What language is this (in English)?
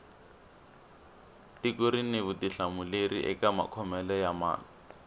Tsonga